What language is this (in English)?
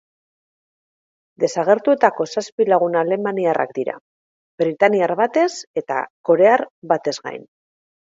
Basque